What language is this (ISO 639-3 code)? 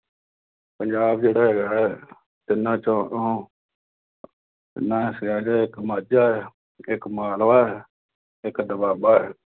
pan